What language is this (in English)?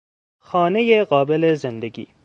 Persian